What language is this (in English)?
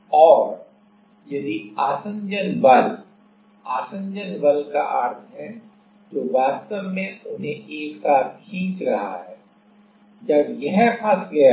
Hindi